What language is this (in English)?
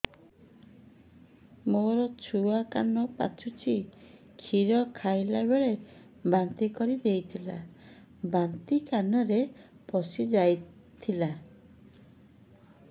Odia